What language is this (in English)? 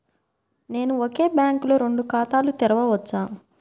Telugu